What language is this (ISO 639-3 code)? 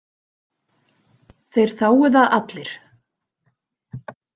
isl